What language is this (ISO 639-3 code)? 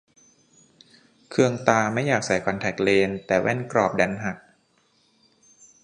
tha